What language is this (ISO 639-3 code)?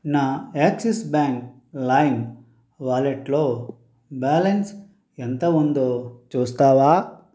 tel